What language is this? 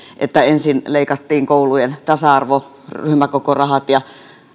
Finnish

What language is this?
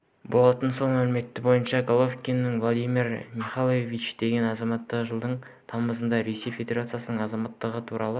Kazakh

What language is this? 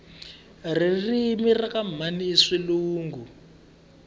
Tsonga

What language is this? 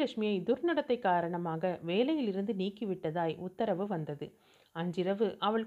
Tamil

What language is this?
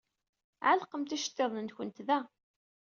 Kabyle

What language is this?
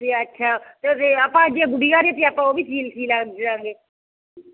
Punjabi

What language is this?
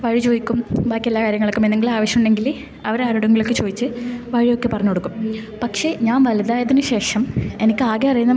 Malayalam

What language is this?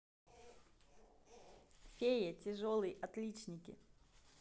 Russian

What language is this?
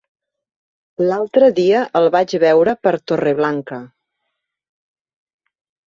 Catalan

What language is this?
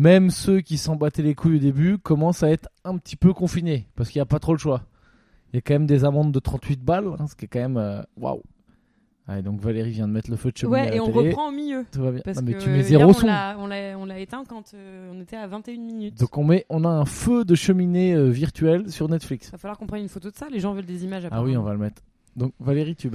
French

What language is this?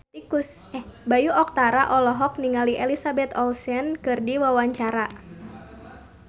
Sundanese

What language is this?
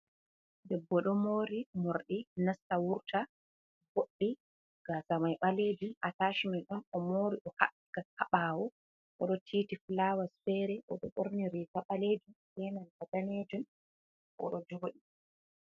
Fula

